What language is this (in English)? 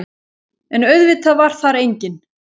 Icelandic